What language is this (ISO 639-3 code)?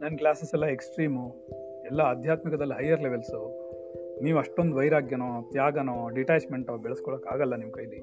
kan